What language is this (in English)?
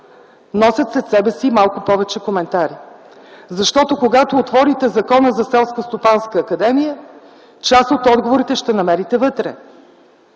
Bulgarian